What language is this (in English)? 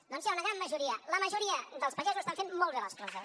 Catalan